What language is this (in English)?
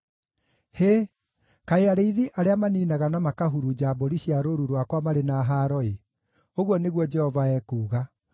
Kikuyu